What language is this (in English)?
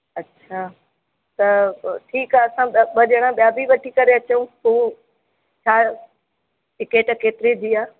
Sindhi